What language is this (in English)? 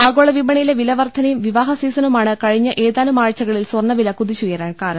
Malayalam